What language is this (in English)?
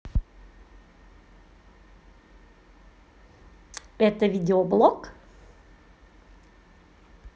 Russian